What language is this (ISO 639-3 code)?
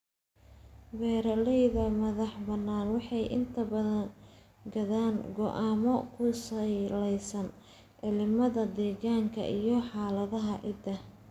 som